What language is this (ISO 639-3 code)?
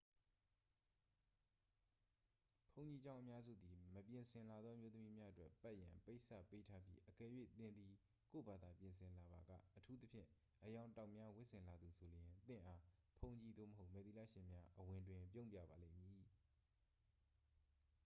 mya